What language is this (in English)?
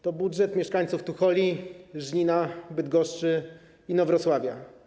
Polish